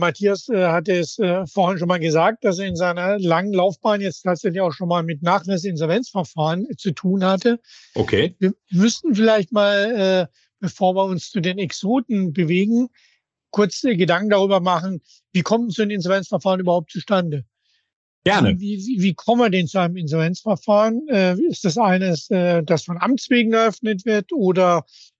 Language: German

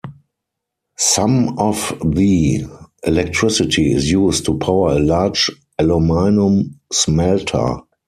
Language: English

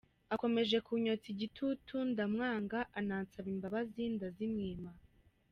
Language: Kinyarwanda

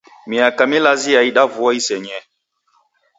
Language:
Taita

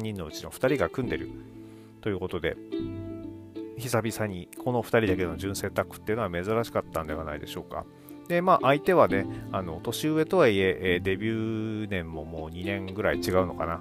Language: Japanese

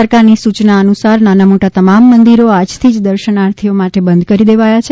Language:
Gujarati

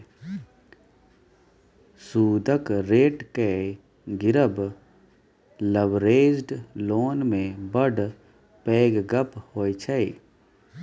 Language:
Maithili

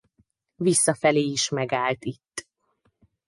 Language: Hungarian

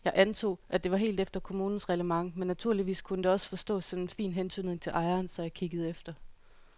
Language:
Danish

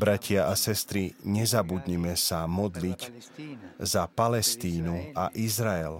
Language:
Slovak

